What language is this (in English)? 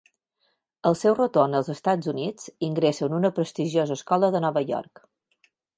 Catalan